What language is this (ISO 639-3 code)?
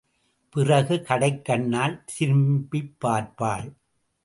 tam